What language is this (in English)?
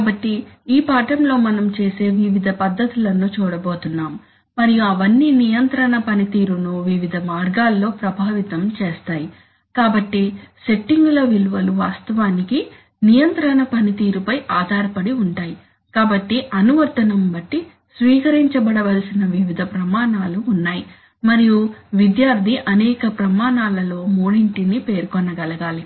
Telugu